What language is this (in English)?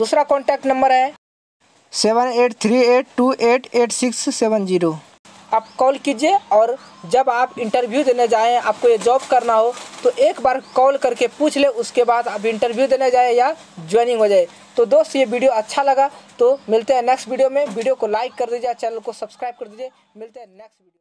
Hindi